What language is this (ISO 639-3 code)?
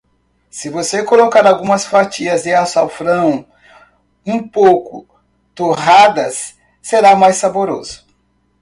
por